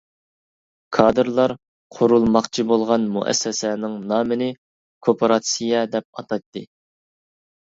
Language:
Uyghur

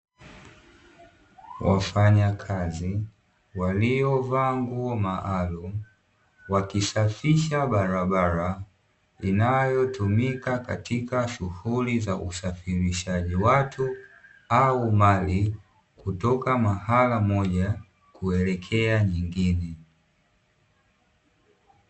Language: Swahili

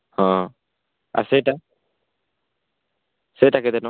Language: Odia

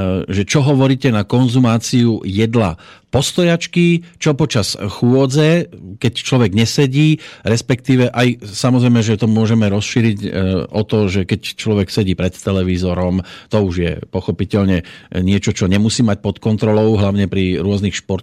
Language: Slovak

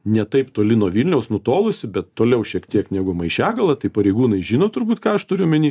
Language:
Lithuanian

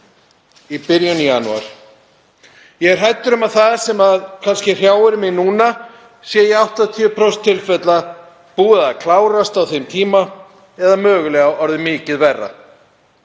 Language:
Icelandic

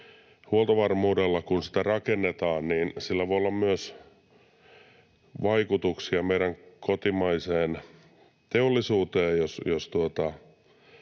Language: Finnish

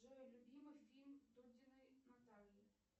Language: Russian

